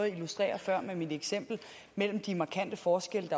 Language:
Danish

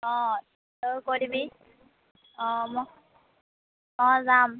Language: Assamese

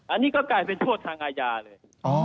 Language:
Thai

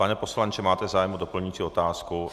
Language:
Czech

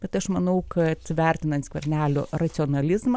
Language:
Lithuanian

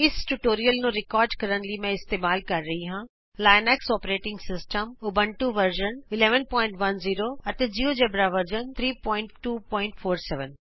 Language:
Punjabi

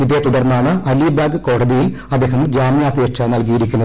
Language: Malayalam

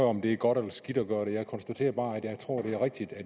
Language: Danish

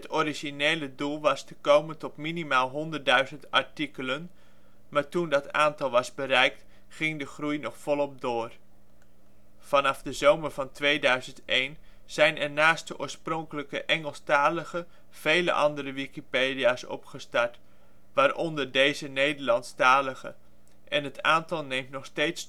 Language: Dutch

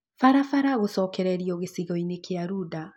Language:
Kikuyu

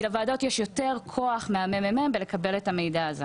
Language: Hebrew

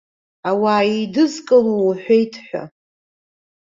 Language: Abkhazian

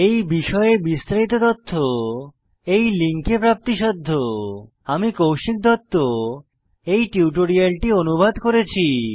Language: Bangla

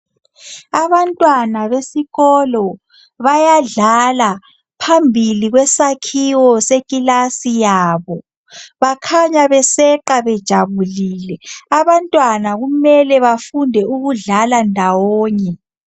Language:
North Ndebele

